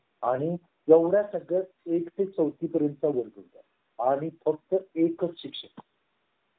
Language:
Marathi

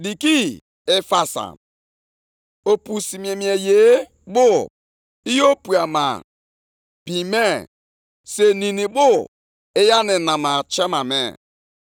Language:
Igbo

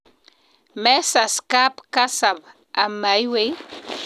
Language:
Kalenjin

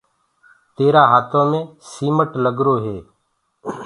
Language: Gurgula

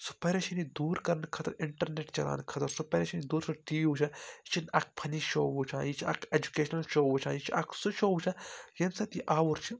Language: Kashmiri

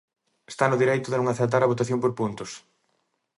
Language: Galician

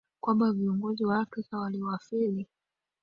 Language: Swahili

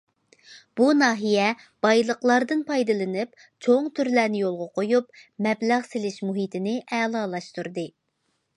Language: Uyghur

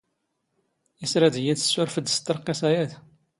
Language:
Standard Moroccan Tamazight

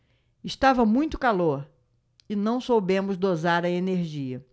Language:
Portuguese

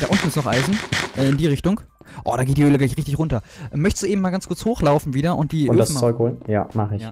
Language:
German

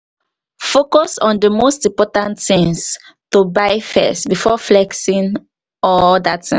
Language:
Nigerian Pidgin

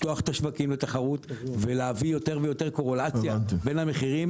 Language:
Hebrew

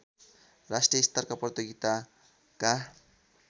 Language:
Nepali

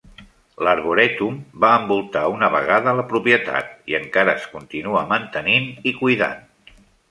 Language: Catalan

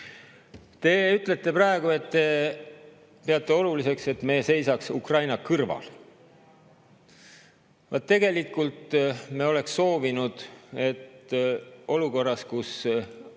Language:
Estonian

